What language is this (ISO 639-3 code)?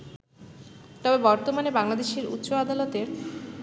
ben